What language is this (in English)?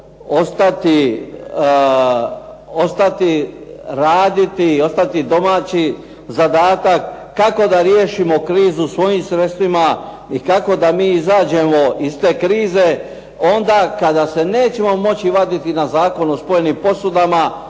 Croatian